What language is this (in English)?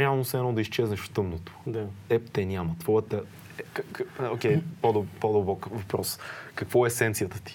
Bulgarian